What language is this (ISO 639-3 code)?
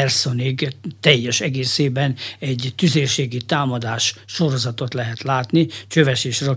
hun